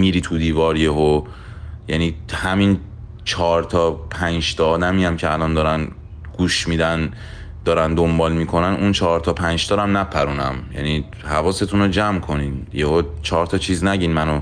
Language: Persian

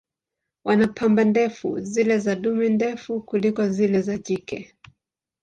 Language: Swahili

